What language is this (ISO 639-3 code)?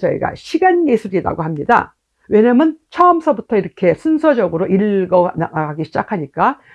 kor